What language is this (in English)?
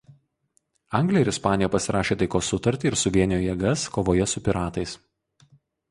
Lithuanian